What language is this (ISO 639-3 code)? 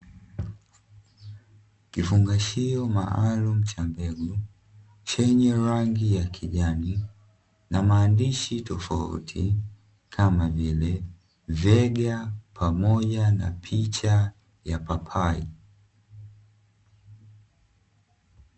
swa